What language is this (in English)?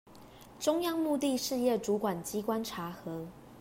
Chinese